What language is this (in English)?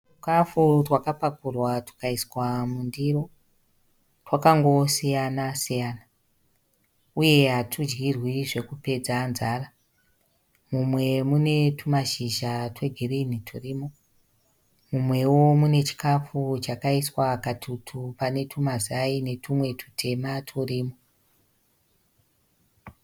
Shona